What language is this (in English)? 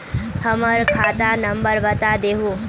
Magahi